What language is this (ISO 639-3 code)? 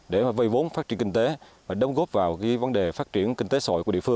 vie